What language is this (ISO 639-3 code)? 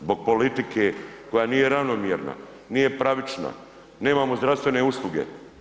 hrv